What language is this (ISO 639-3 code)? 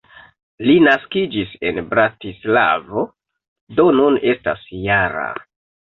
epo